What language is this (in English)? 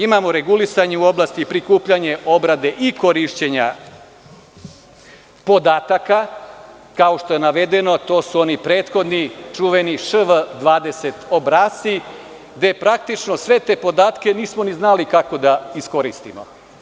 Serbian